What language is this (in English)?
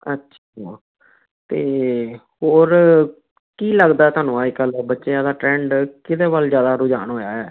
Punjabi